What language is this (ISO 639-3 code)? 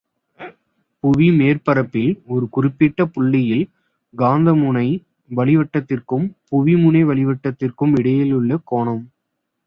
tam